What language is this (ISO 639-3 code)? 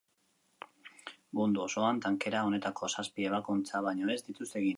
eus